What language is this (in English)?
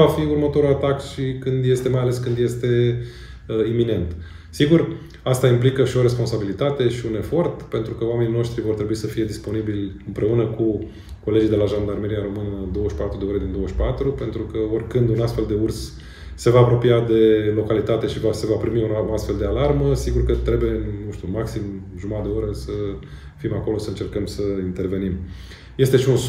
Romanian